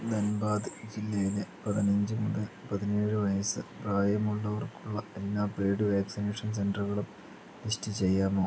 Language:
Malayalam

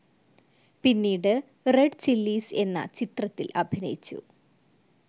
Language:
Malayalam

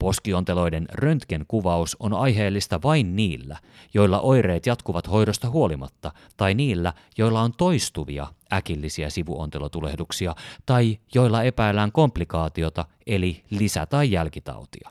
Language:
Finnish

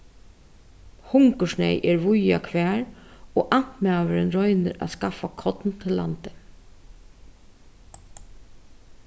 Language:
Faroese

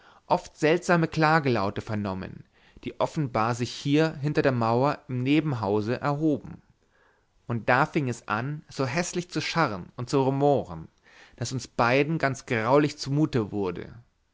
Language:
German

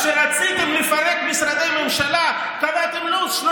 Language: Hebrew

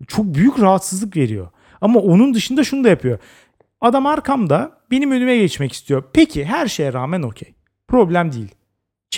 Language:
Turkish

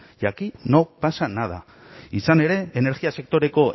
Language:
Basque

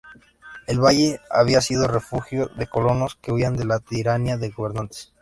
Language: Spanish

